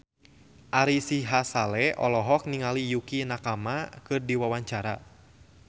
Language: Sundanese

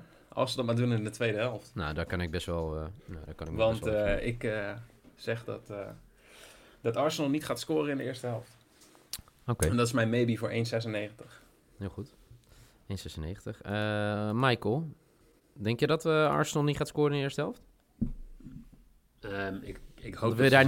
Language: Dutch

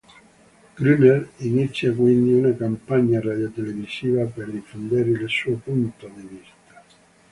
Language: Italian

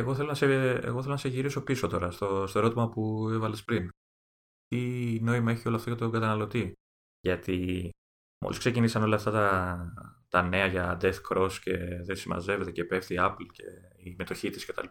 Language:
Greek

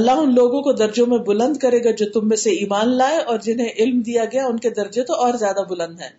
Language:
Urdu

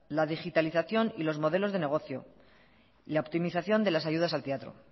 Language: Spanish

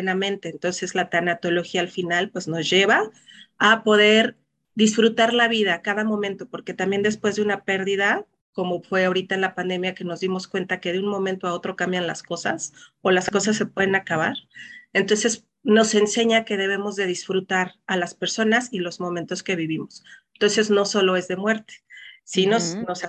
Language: Spanish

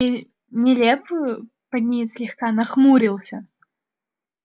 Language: Russian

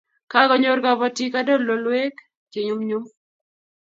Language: Kalenjin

